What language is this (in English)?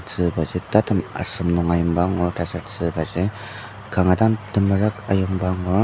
Ao Naga